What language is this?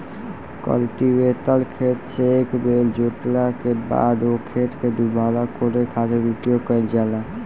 Bhojpuri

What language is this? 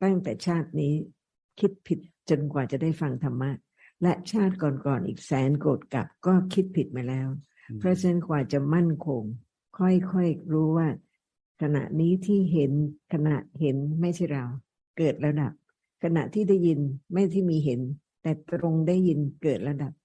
Thai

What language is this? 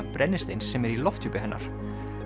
Icelandic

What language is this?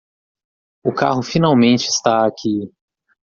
Portuguese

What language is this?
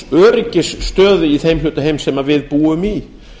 Icelandic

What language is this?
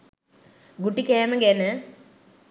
Sinhala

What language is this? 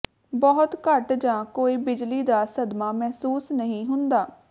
Punjabi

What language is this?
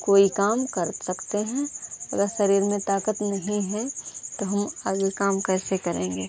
Hindi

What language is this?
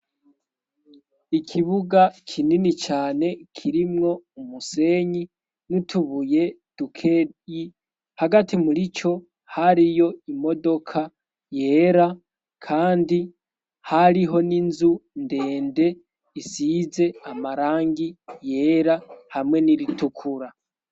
Rundi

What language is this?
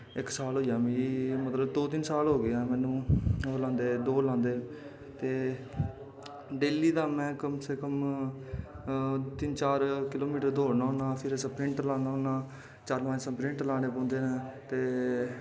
Dogri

